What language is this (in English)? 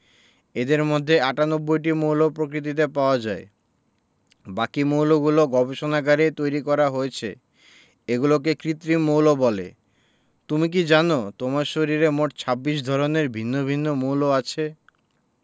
Bangla